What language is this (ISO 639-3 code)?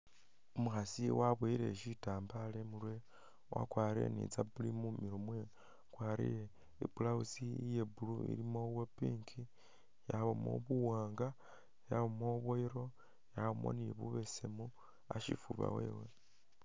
myx